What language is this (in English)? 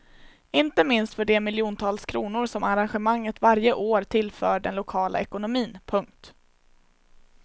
Swedish